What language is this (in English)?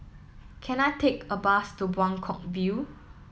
English